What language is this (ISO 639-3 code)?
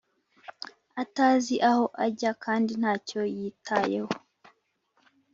kin